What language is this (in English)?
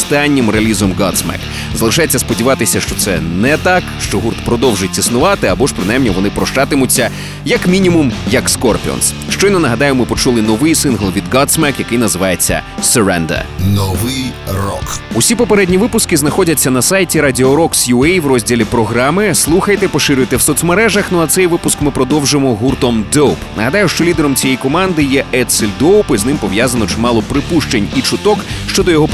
Ukrainian